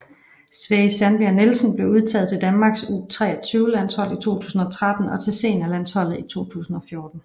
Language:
Danish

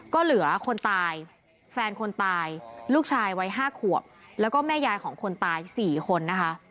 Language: Thai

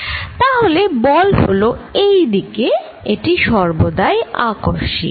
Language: Bangla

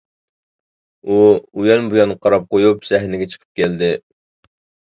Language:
Uyghur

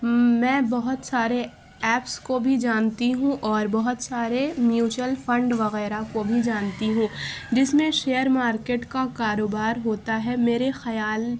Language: Urdu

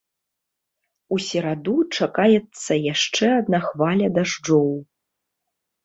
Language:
Belarusian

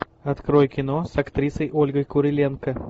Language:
Russian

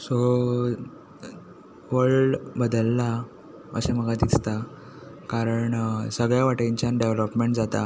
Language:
Konkani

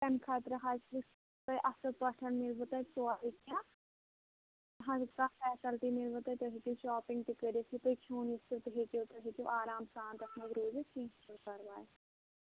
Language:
Kashmiri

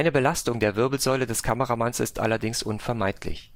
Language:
German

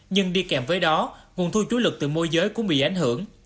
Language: Vietnamese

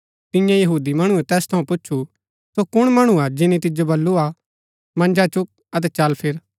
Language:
Gaddi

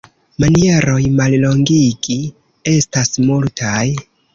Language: Esperanto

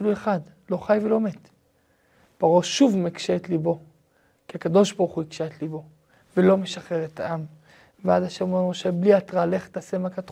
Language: Hebrew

